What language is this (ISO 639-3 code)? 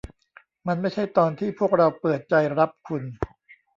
tha